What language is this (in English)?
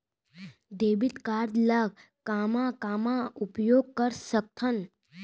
Chhattisgarhi